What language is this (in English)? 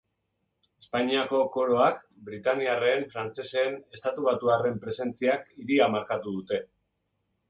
Basque